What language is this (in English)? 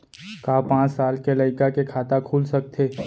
Chhattisgarhi